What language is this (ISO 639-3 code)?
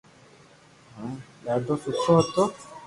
lrk